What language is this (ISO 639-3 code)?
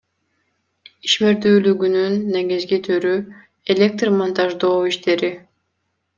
kir